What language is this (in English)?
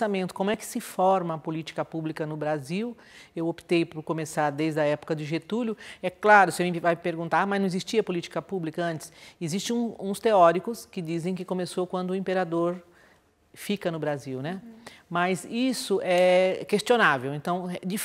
Portuguese